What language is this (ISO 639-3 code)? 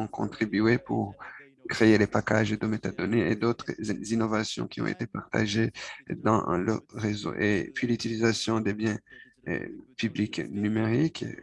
fra